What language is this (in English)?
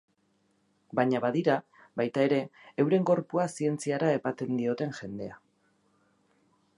Basque